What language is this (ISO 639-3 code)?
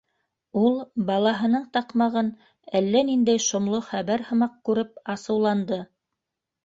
bak